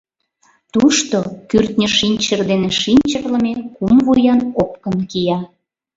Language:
Mari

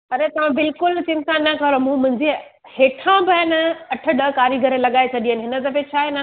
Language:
Sindhi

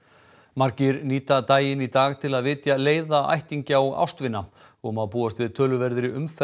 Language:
Icelandic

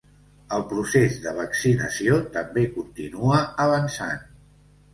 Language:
Catalan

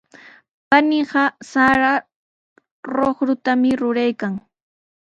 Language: Sihuas Ancash Quechua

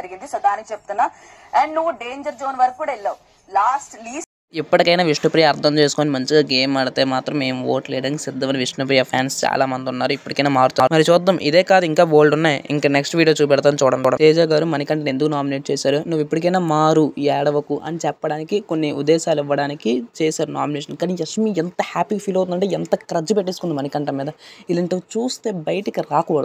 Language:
Telugu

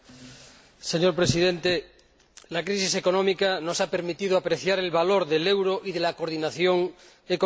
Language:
Spanish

